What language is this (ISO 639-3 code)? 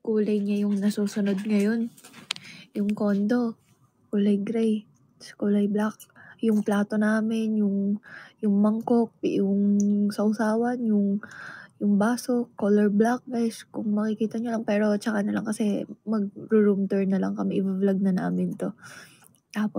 fil